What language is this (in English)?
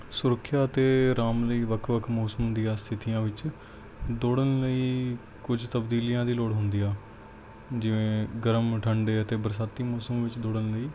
Punjabi